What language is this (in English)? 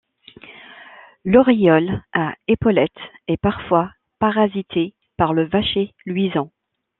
French